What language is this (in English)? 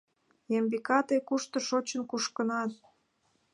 Mari